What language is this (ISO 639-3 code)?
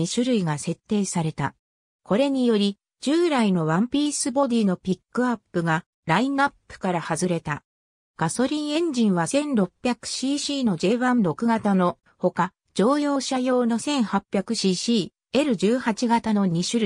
jpn